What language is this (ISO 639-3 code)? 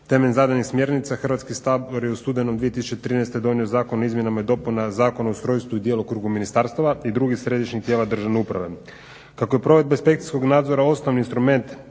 hrv